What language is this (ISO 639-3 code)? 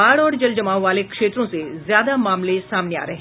hin